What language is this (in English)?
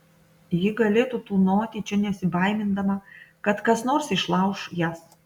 Lithuanian